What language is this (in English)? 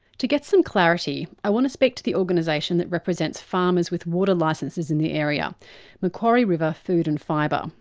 English